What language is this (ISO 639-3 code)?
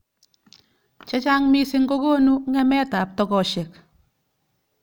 kln